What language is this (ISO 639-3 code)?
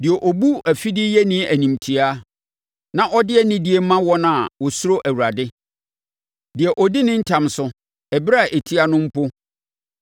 aka